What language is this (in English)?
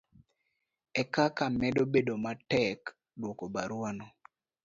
Luo (Kenya and Tanzania)